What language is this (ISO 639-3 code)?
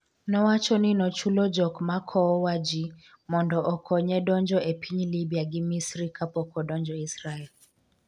luo